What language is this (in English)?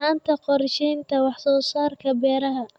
Somali